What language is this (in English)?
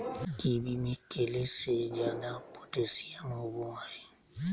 Magahi